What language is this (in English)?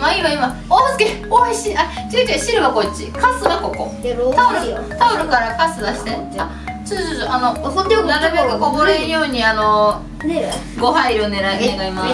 Japanese